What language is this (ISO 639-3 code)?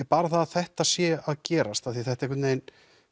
isl